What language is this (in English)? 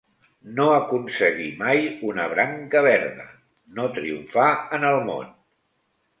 Catalan